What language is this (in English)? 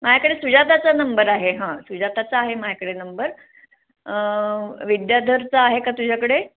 Marathi